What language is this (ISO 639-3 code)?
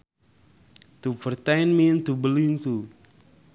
sun